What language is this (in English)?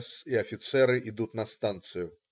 Russian